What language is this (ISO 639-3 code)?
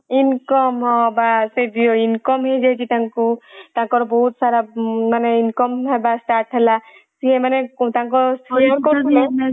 ori